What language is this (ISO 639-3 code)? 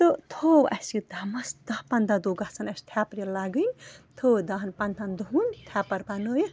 kas